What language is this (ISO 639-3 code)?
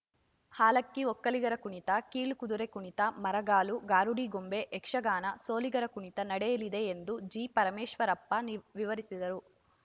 kan